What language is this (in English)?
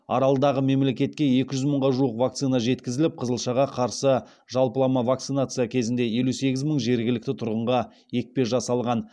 Kazakh